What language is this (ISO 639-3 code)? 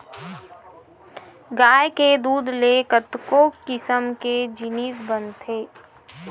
hne